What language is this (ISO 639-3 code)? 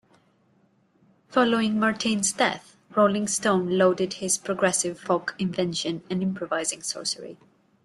eng